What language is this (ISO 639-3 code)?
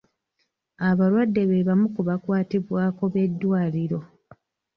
lug